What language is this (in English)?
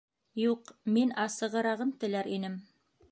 Bashkir